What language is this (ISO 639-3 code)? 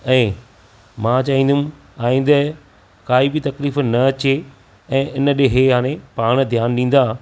snd